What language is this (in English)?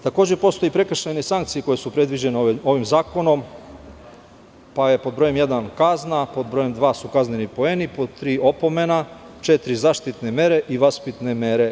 Serbian